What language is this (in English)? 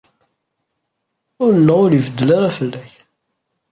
Kabyle